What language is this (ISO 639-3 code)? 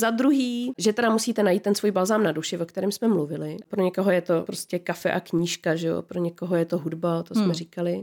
ces